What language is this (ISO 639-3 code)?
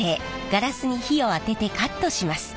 jpn